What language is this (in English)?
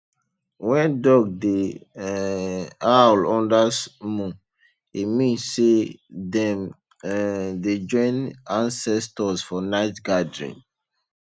Nigerian Pidgin